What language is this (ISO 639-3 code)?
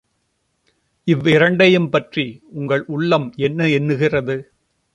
tam